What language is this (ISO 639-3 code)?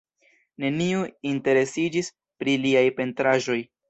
epo